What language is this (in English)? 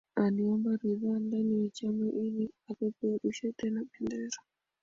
Swahili